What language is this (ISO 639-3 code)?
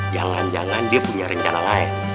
ind